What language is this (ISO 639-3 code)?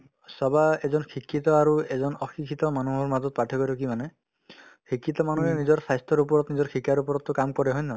asm